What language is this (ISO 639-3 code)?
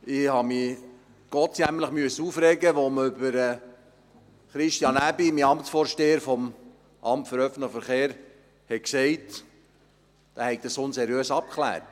gsw